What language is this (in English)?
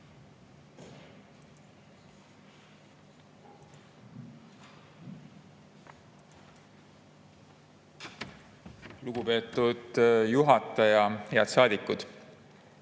Estonian